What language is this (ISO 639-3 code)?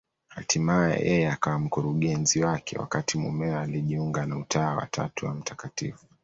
swa